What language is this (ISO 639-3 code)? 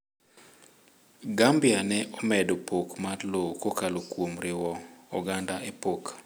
luo